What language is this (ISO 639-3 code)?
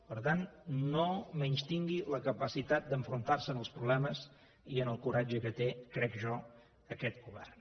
cat